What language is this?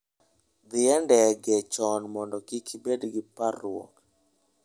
Luo (Kenya and Tanzania)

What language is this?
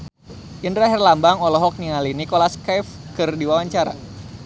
Sundanese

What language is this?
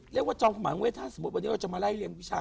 Thai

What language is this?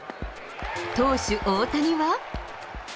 Japanese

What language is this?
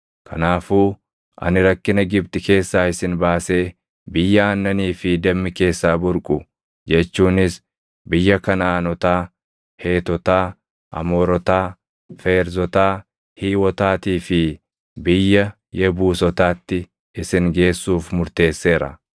Oromo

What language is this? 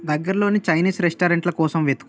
Telugu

